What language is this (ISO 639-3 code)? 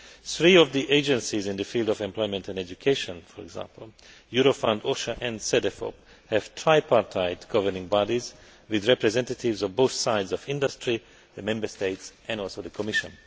eng